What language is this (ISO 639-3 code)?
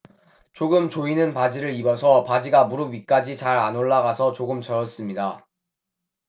kor